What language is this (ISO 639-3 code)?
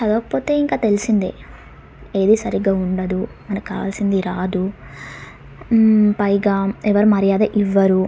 tel